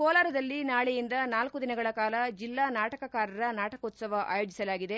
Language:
Kannada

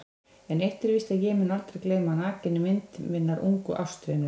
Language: Icelandic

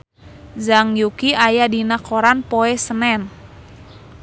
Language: Sundanese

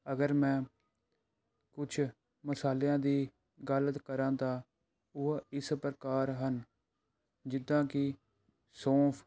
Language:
Punjabi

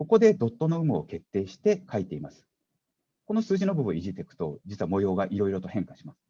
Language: Japanese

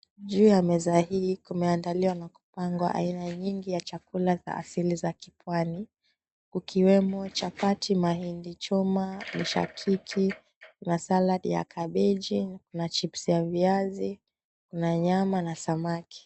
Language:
Swahili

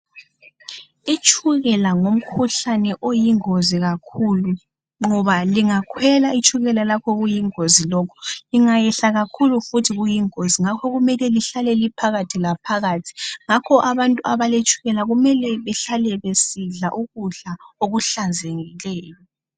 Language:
North Ndebele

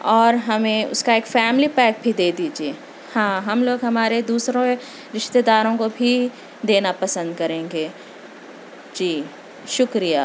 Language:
Urdu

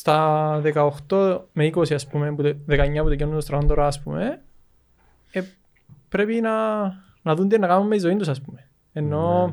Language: Greek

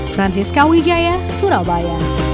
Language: Indonesian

